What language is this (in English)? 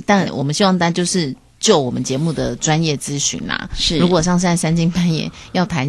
Chinese